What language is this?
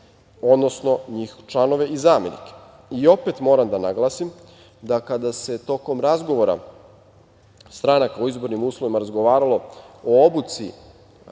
Serbian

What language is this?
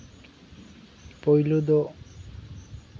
Santali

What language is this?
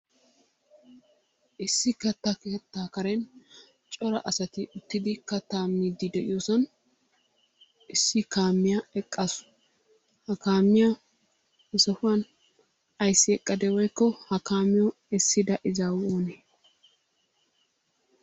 Wolaytta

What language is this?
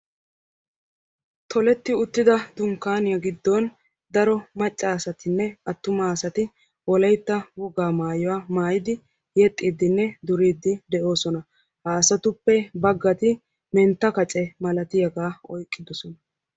Wolaytta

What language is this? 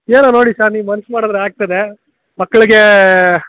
Kannada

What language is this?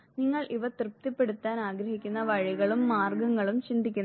Malayalam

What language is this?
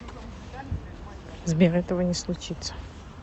Russian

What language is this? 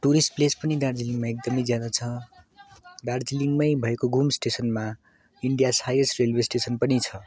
Nepali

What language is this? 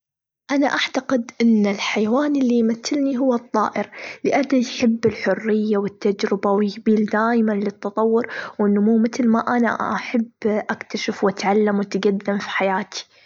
Gulf Arabic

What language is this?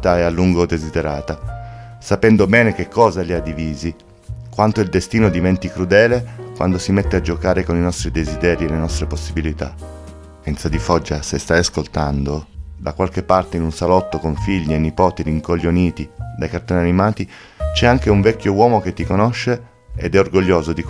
Italian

